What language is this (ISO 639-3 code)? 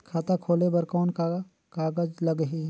hne